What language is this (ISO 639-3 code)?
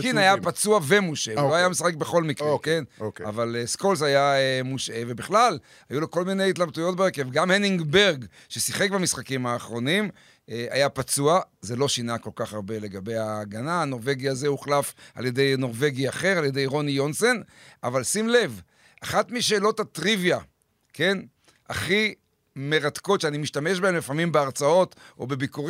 heb